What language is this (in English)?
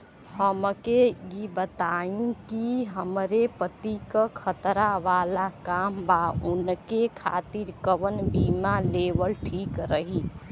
Bhojpuri